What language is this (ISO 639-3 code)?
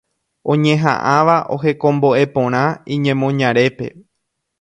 grn